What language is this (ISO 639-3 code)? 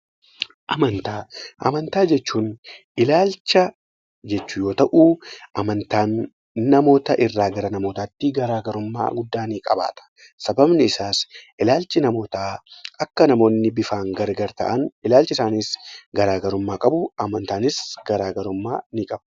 orm